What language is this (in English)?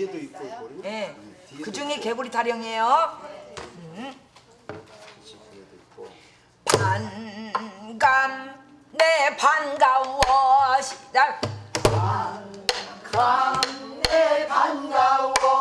Korean